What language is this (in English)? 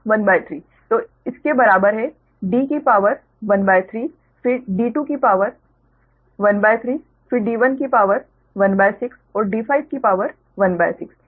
Hindi